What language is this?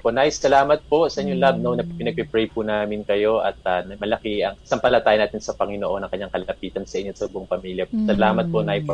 Filipino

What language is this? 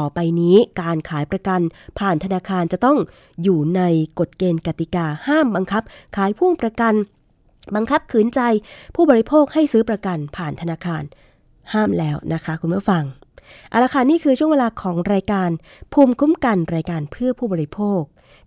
Thai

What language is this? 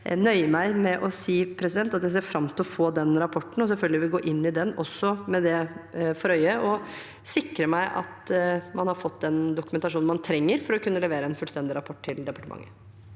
Norwegian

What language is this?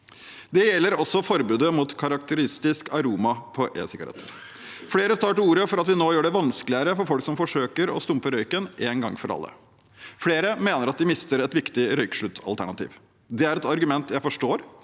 Norwegian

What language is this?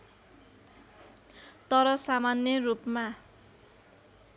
Nepali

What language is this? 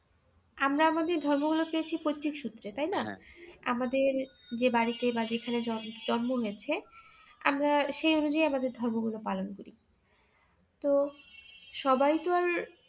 Bangla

